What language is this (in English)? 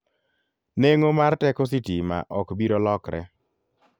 Luo (Kenya and Tanzania)